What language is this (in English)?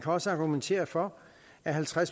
Danish